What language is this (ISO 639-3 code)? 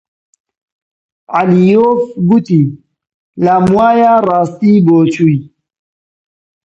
ckb